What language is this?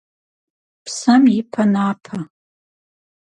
Kabardian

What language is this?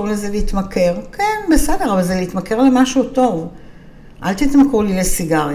Hebrew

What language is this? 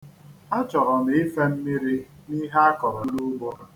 Igbo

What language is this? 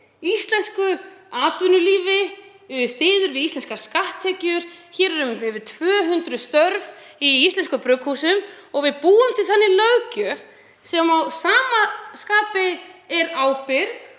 Icelandic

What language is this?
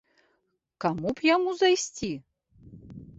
Belarusian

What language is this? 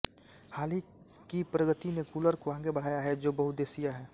Hindi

